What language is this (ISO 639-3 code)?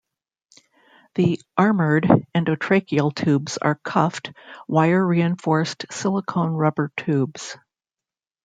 eng